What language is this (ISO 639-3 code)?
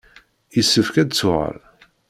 kab